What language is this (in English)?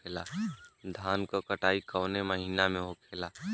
Bhojpuri